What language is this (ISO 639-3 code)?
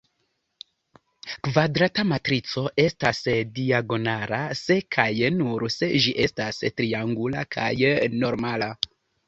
epo